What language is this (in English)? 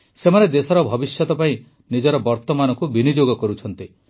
Odia